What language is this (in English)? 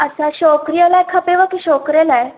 Sindhi